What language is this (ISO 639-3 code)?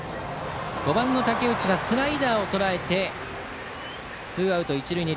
jpn